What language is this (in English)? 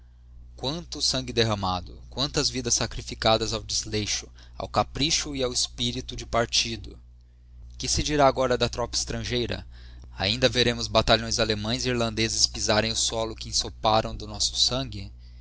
Portuguese